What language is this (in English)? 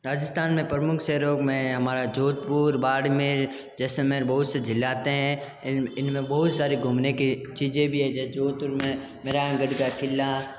Hindi